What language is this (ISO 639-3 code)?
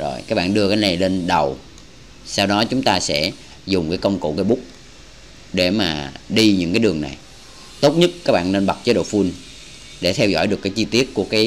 vie